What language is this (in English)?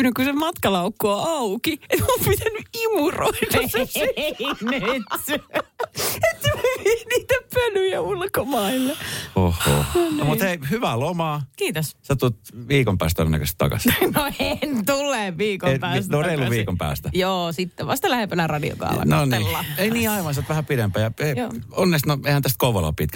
Finnish